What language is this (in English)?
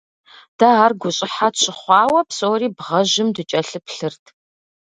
Kabardian